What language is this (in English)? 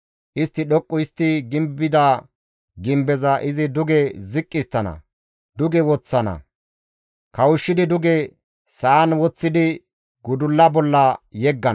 Gamo